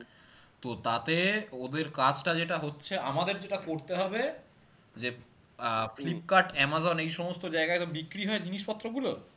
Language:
Bangla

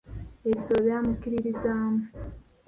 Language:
Ganda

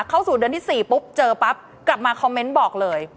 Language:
Thai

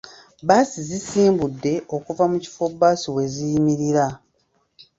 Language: Ganda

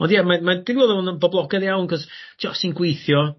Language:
Welsh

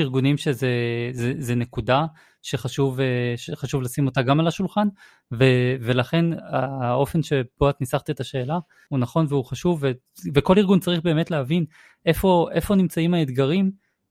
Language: Hebrew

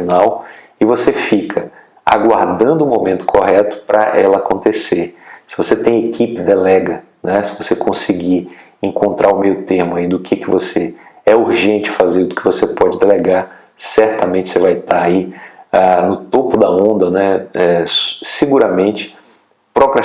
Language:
Portuguese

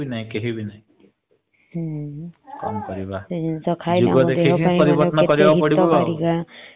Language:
Odia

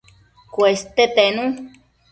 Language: Matsés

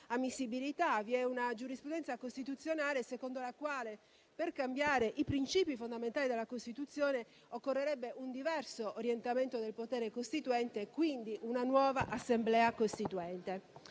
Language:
Italian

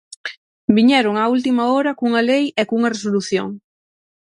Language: Galician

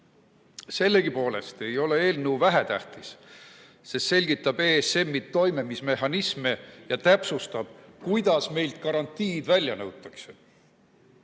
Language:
Estonian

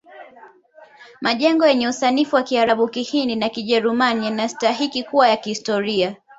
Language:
Swahili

